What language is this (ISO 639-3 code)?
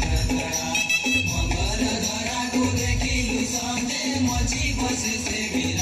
hin